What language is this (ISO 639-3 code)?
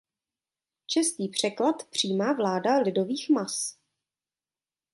ces